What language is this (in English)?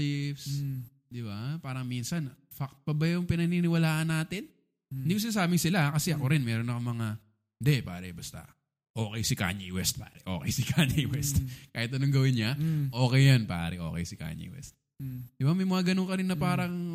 Filipino